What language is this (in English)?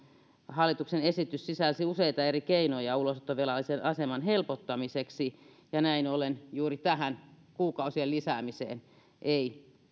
Finnish